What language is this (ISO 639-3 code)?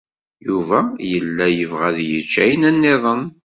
kab